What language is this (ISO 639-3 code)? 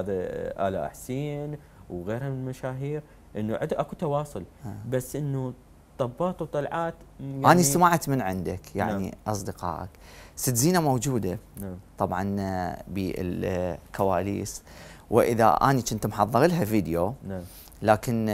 ara